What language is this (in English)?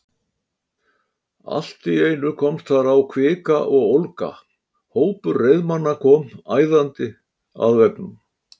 Icelandic